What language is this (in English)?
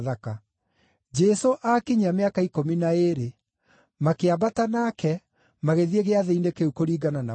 Kikuyu